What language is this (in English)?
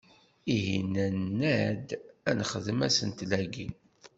Kabyle